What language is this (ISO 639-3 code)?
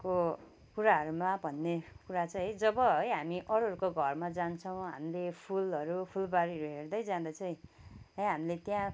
nep